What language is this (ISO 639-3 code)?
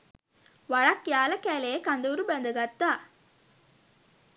sin